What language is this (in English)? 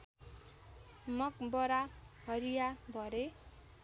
Nepali